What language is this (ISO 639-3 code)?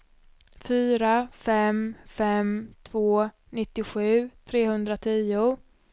swe